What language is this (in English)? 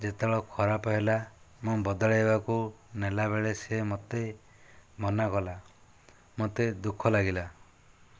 Odia